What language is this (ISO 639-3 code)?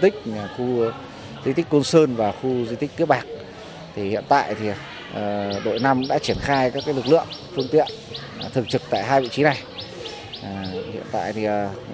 vie